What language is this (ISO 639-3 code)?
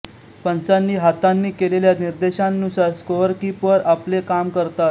mar